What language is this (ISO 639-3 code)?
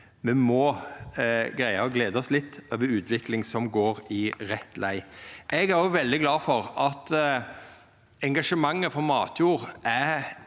nor